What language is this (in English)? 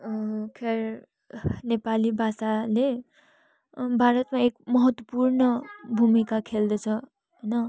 Nepali